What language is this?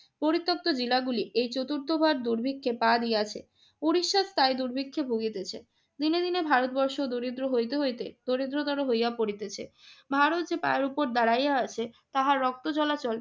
Bangla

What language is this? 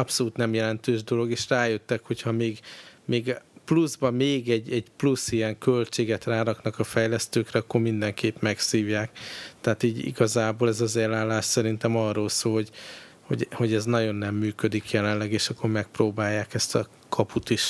Hungarian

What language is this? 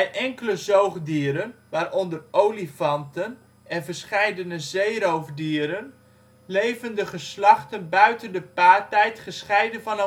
Dutch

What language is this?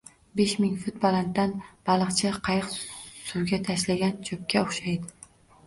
Uzbek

